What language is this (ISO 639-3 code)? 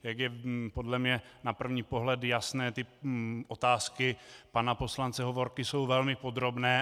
ces